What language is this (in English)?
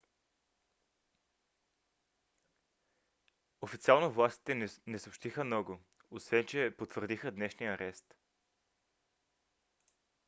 Bulgarian